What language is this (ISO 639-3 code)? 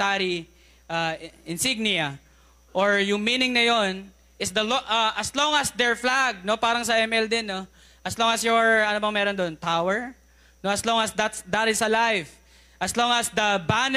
fil